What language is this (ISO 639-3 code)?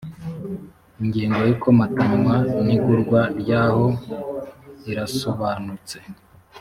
kin